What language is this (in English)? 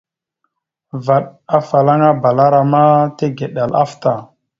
Mada (Cameroon)